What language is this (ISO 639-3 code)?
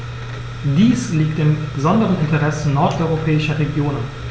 deu